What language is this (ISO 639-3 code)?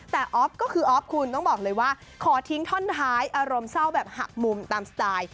tha